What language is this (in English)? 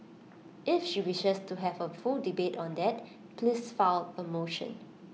English